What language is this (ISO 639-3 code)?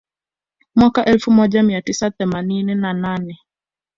swa